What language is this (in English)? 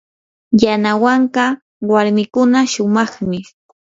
Yanahuanca Pasco Quechua